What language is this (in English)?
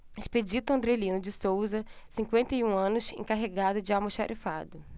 Portuguese